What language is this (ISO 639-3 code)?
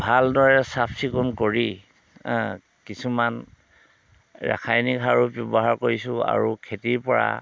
asm